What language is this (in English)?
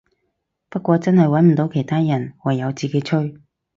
Cantonese